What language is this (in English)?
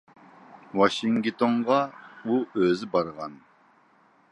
Uyghur